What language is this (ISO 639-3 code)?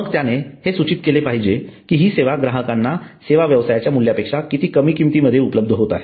mar